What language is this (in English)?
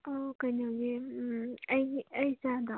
Manipuri